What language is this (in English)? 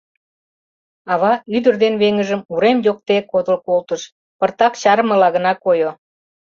Mari